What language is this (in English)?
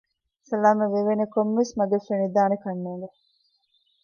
Divehi